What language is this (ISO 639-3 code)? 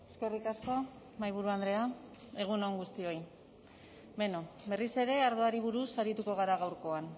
eus